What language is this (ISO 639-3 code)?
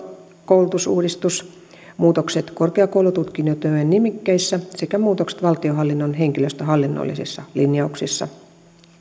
fin